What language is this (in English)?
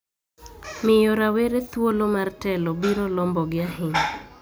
Luo (Kenya and Tanzania)